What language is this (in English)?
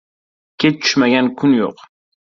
Uzbek